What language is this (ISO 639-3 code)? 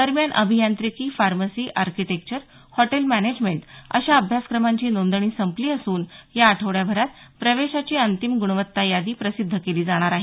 mar